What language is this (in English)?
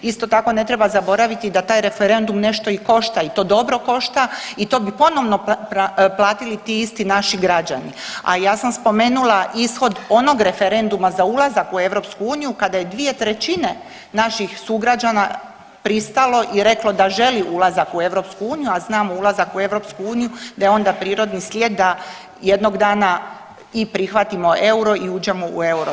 Croatian